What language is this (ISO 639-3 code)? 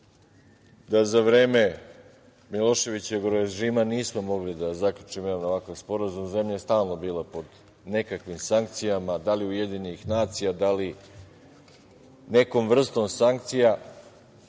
srp